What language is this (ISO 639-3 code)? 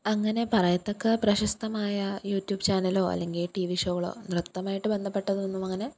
mal